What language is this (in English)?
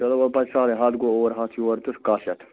Kashmiri